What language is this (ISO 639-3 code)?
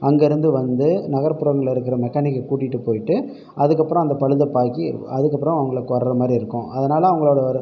tam